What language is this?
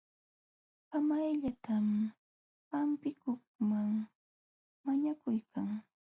Jauja Wanca Quechua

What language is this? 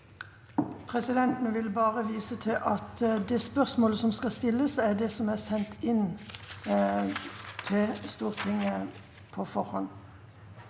Norwegian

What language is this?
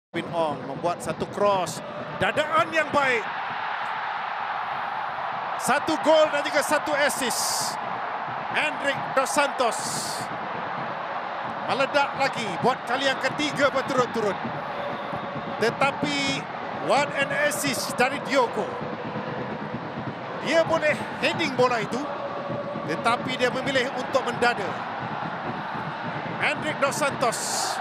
Malay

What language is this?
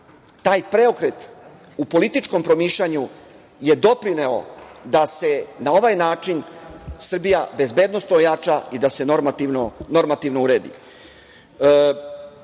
Serbian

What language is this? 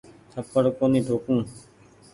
Goaria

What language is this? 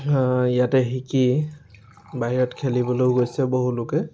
Assamese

